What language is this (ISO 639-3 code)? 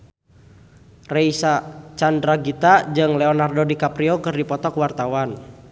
sun